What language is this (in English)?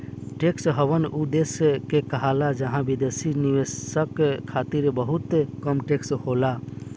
Bhojpuri